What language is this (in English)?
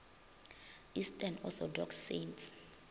Northern Sotho